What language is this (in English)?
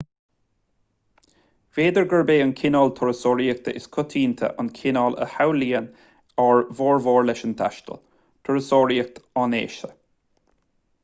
Irish